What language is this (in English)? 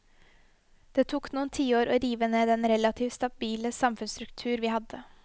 Norwegian